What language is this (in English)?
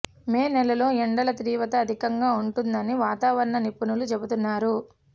Telugu